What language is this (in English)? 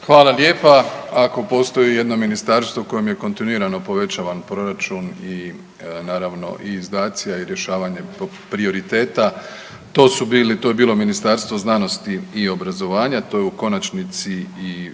Croatian